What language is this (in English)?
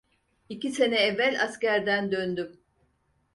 Turkish